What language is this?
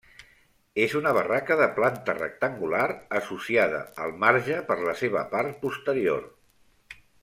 Catalan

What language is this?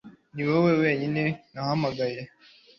Kinyarwanda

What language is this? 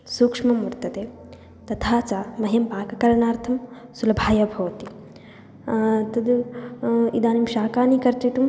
Sanskrit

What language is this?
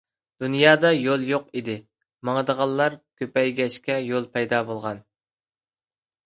Uyghur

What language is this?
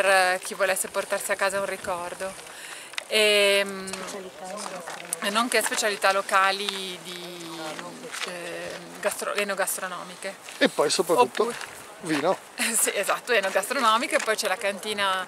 Italian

